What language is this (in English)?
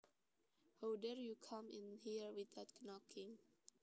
Javanese